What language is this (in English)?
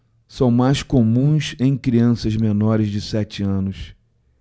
Portuguese